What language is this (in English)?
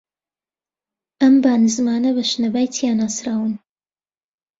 Central Kurdish